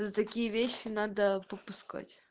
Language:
Russian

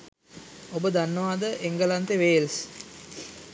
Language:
Sinhala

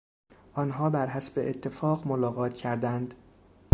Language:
Persian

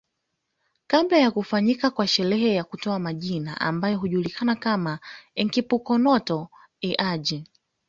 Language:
Swahili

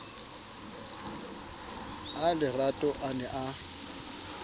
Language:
Southern Sotho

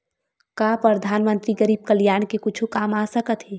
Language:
Chhattisgarhi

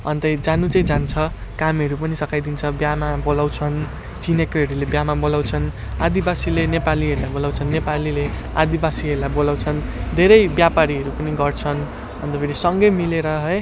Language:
Nepali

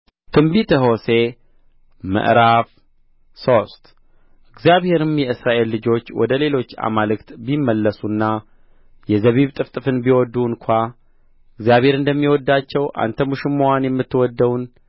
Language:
Amharic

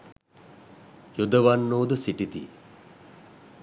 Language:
Sinhala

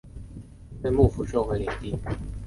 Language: Chinese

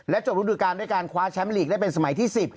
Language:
Thai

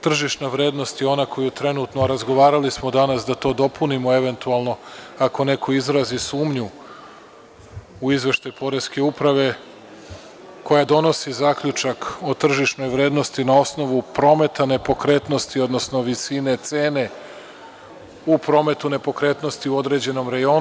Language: Serbian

